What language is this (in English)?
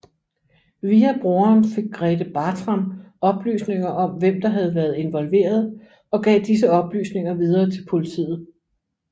Danish